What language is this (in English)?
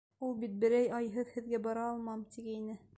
Bashkir